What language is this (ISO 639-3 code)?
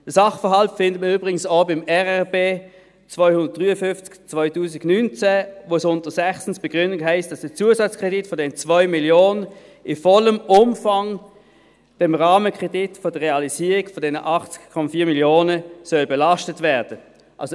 gsw